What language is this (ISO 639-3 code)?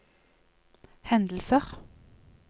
nor